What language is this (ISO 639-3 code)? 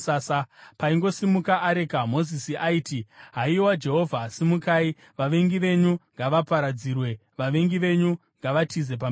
sna